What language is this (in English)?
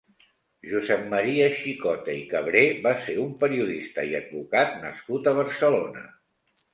Catalan